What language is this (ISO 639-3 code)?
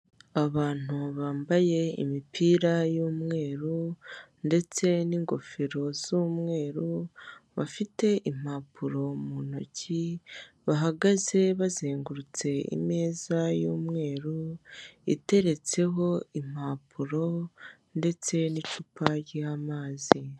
kin